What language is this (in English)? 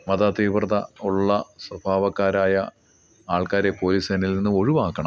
Malayalam